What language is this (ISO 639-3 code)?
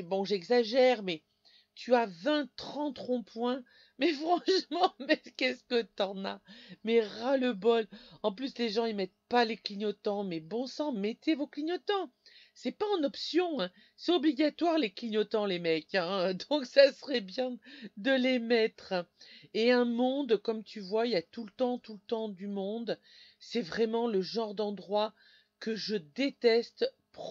fra